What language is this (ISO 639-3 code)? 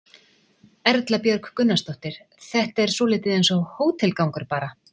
isl